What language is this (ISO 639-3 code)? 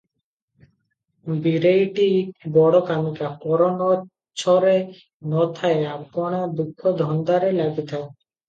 ori